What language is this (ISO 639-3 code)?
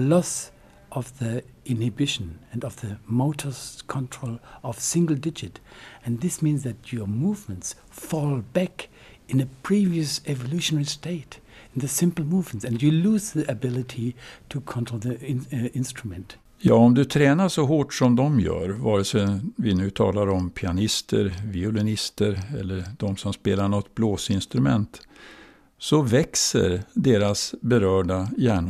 swe